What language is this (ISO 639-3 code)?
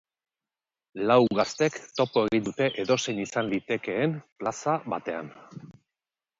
eus